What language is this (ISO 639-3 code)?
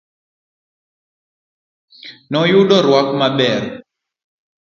luo